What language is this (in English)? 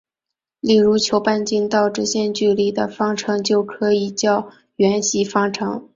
Chinese